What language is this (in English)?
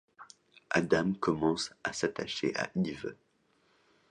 French